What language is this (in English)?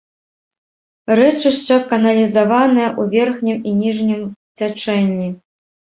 Belarusian